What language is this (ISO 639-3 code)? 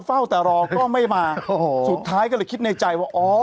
tha